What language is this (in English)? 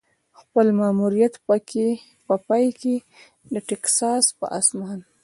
Pashto